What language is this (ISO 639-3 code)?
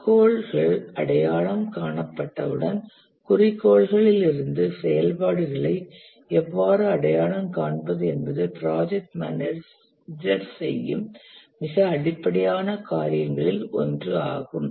tam